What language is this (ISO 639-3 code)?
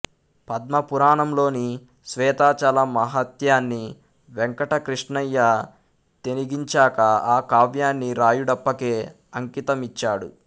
tel